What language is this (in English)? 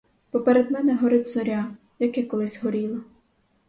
Ukrainian